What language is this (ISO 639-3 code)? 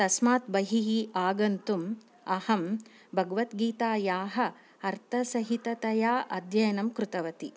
san